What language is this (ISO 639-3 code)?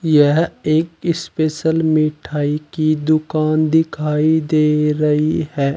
hin